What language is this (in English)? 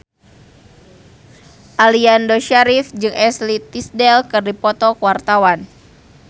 Sundanese